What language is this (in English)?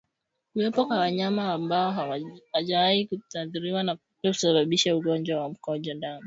Swahili